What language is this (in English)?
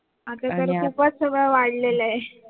Marathi